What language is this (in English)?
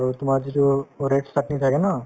Assamese